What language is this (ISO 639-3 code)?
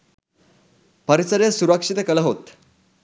sin